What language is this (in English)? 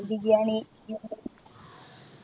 Malayalam